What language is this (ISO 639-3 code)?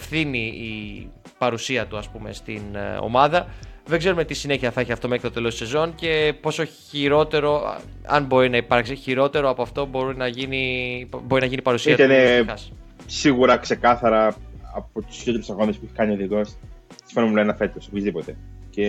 ell